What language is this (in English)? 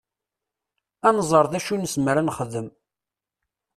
Kabyle